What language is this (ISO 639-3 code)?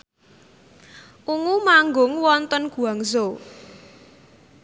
jav